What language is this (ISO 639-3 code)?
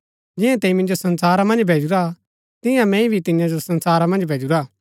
gbk